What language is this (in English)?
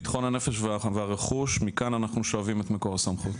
Hebrew